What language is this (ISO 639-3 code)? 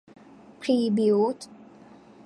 tha